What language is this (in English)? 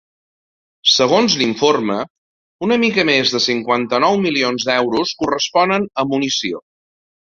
Catalan